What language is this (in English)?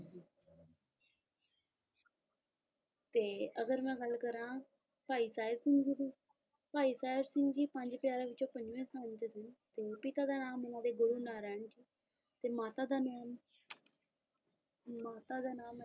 Punjabi